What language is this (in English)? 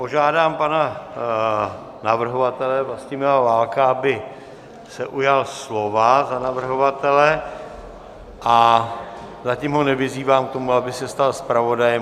Czech